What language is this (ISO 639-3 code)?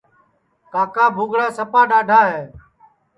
ssi